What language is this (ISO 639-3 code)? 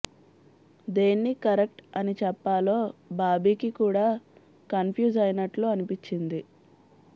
tel